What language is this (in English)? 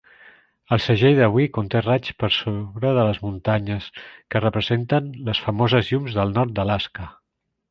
Catalan